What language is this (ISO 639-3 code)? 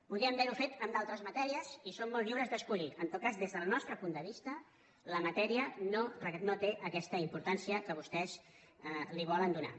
cat